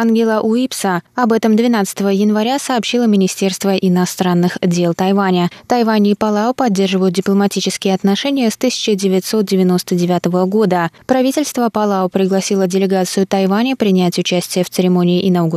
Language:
Russian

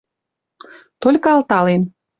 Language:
Western Mari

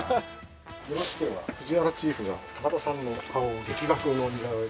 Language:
Japanese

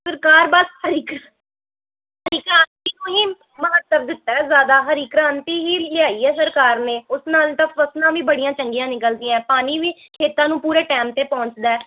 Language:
Punjabi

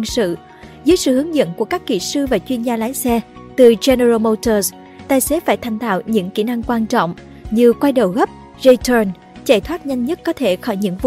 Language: Vietnamese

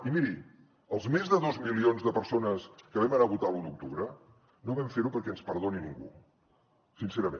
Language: Catalan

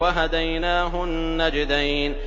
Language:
Arabic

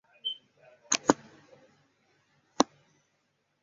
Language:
Chinese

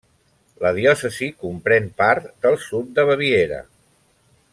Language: Catalan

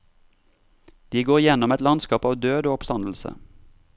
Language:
Norwegian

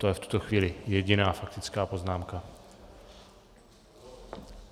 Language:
Czech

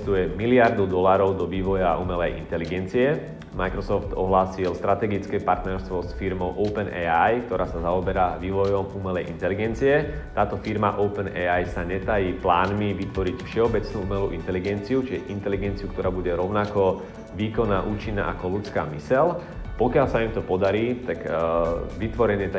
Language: Slovak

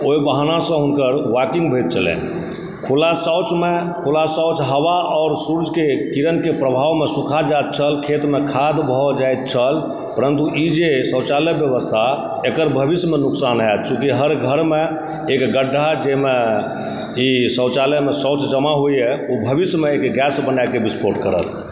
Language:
Maithili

